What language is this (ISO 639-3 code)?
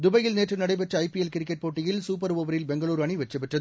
tam